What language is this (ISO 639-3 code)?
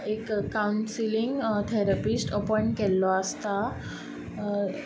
kok